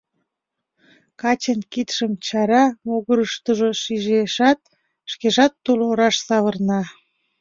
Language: Mari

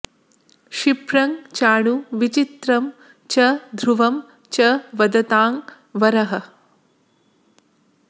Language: Sanskrit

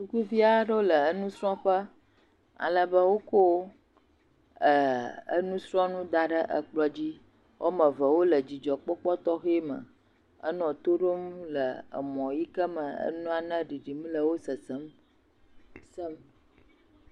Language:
Ewe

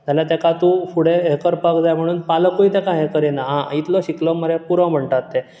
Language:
Konkani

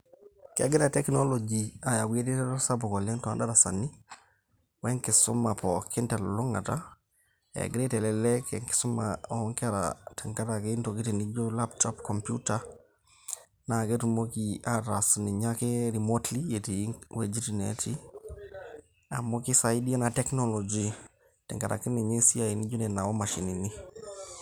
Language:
Masai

